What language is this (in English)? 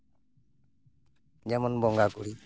Santali